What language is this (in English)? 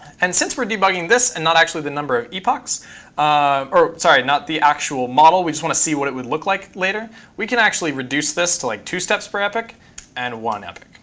English